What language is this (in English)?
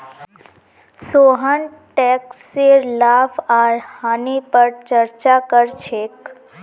Magahi